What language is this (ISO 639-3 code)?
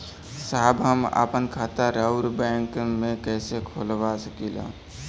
bho